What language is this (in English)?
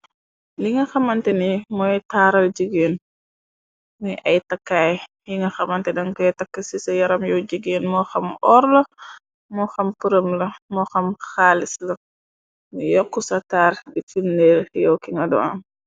Wolof